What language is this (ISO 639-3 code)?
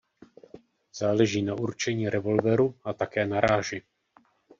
ces